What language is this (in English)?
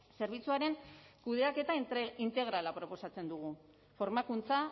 Basque